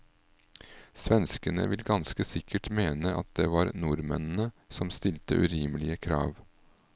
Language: Norwegian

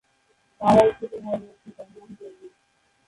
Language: Bangla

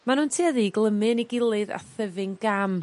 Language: Welsh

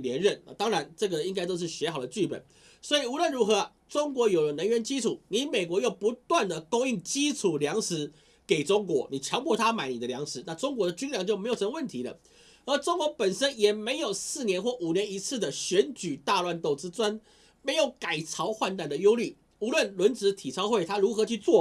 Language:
Chinese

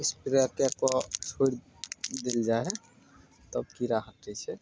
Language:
Maithili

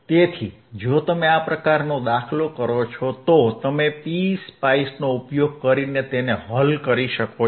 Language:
Gujarati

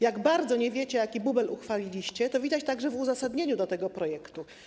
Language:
Polish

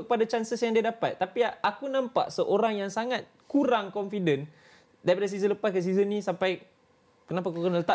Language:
Malay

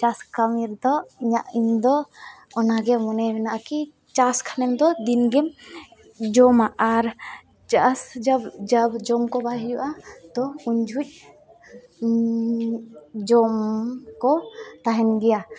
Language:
Santali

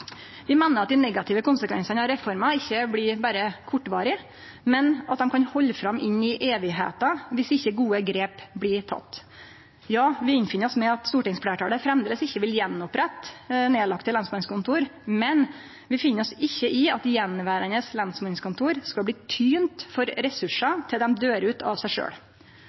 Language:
Norwegian Nynorsk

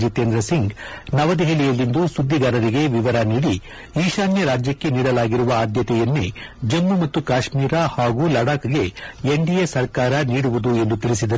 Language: Kannada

